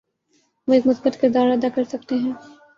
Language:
Urdu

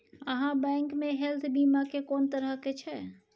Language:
Maithili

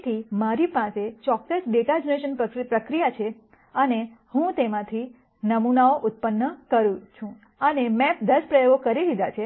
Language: Gujarati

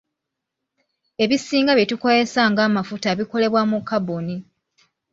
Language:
Ganda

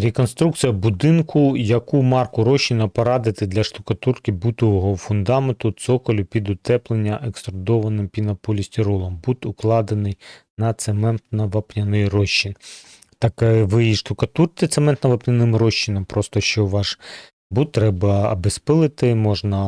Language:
Ukrainian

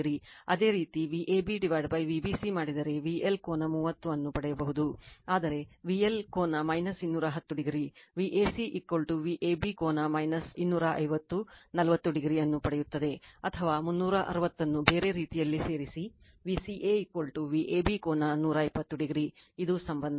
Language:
Kannada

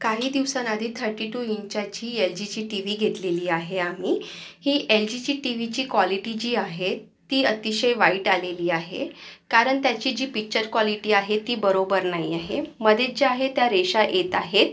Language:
Marathi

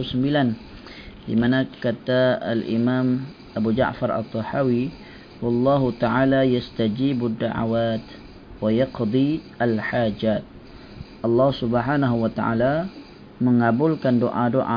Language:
Malay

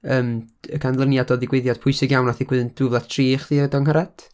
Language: Welsh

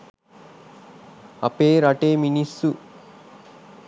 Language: Sinhala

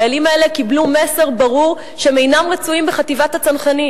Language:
Hebrew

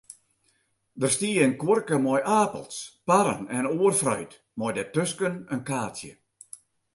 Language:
Western Frisian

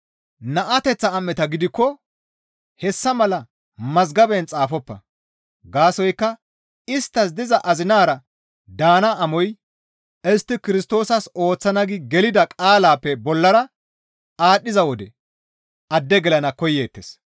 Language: Gamo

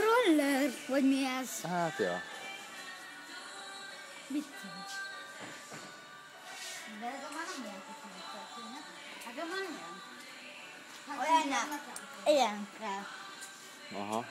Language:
Hungarian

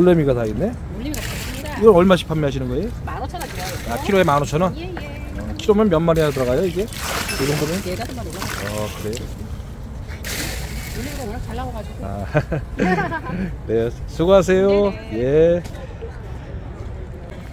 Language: Korean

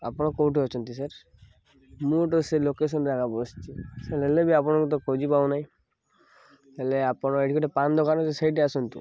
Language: Odia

